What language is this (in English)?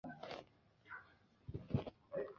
Chinese